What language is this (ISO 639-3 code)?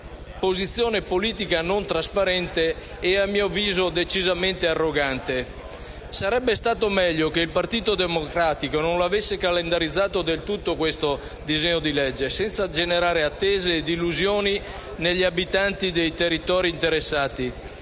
ita